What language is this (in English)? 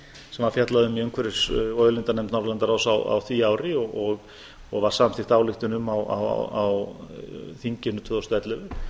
Icelandic